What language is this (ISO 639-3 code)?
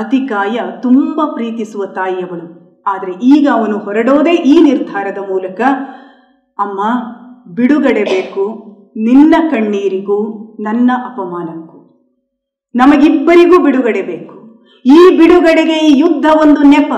kan